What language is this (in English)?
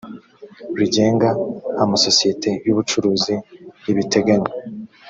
Kinyarwanda